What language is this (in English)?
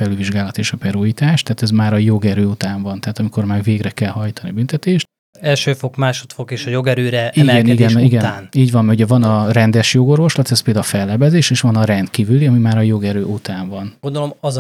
Hungarian